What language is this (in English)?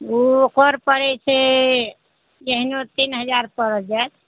Maithili